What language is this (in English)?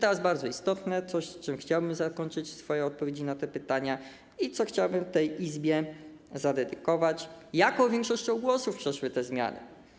Polish